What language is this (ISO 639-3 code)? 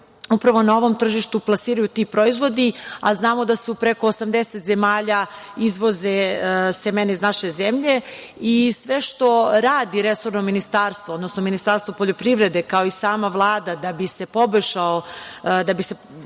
srp